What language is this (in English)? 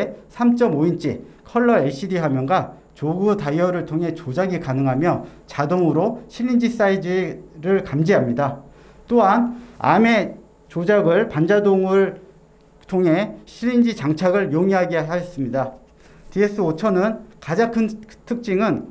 Korean